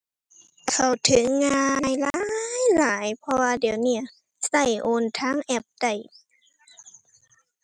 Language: Thai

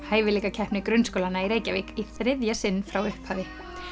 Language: Icelandic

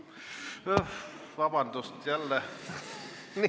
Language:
Estonian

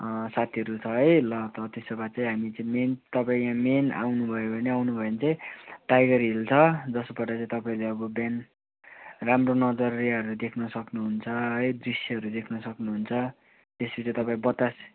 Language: Nepali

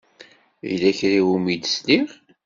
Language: Kabyle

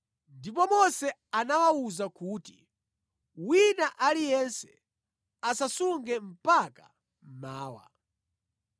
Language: Nyanja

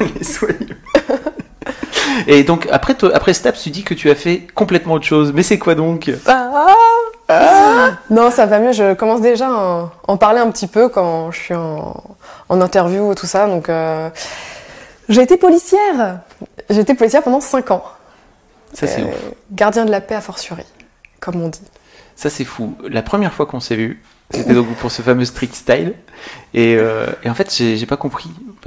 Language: French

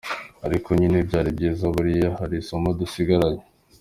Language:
Kinyarwanda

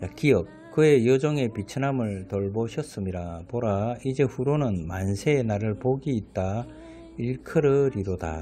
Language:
Korean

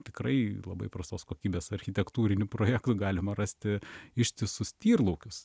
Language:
Lithuanian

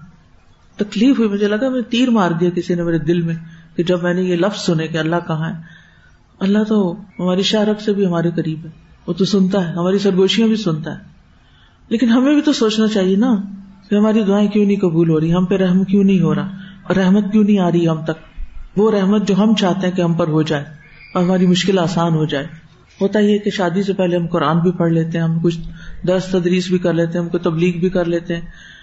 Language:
Urdu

